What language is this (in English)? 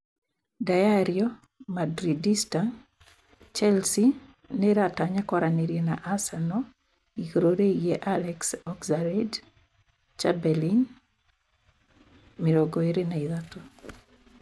Kikuyu